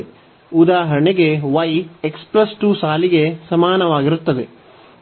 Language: Kannada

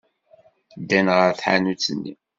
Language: Kabyle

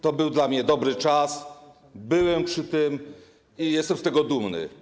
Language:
Polish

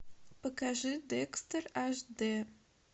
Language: Russian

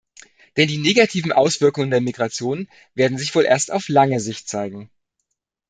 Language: German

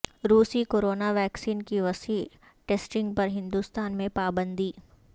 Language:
Urdu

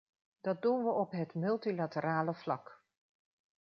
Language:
Dutch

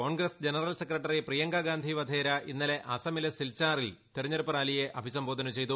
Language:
Malayalam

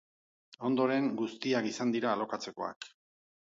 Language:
Basque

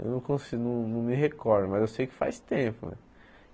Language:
Portuguese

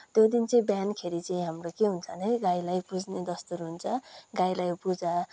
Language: Nepali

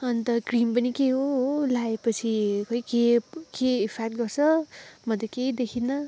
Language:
Nepali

